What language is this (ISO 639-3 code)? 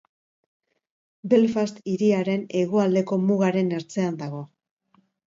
eus